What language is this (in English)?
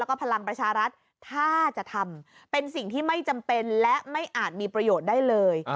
Thai